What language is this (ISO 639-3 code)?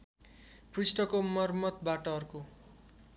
nep